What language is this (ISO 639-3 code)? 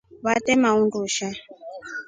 rof